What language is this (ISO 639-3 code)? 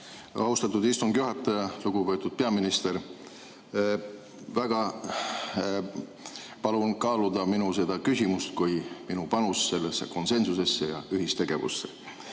est